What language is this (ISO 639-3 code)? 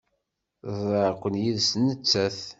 kab